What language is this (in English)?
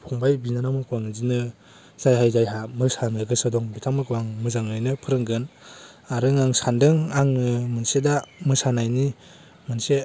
Bodo